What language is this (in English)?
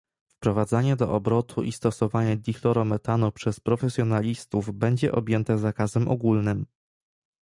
Polish